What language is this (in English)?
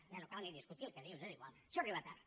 Catalan